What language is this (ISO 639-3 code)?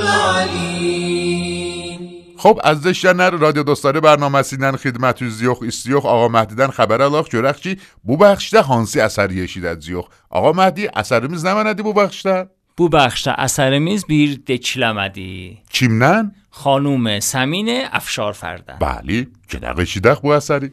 fas